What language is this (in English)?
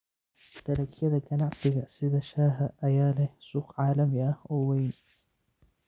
Somali